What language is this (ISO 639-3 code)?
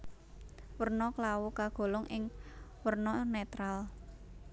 jav